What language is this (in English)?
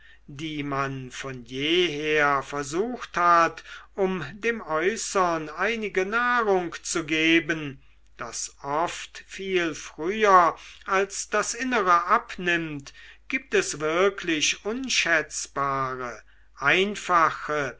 German